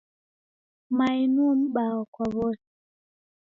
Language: Taita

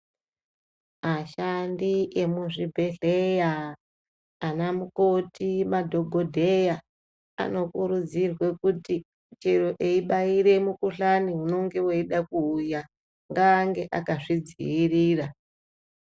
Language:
Ndau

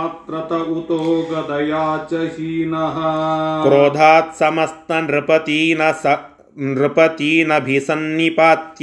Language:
Kannada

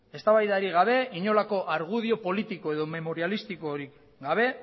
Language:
Basque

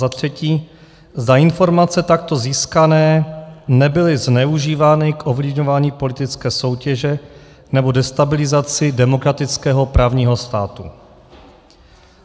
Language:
Czech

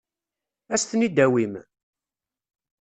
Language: Kabyle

